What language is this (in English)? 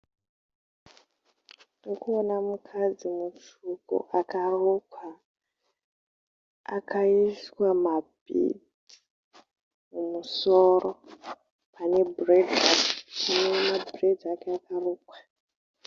Shona